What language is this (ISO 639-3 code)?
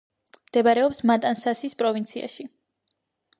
kat